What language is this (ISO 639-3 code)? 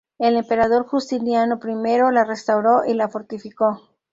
spa